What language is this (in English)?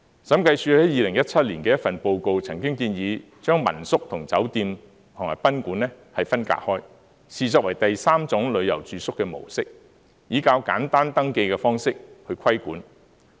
Cantonese